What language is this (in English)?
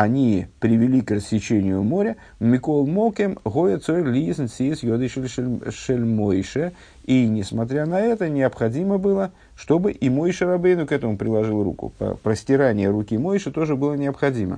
Russian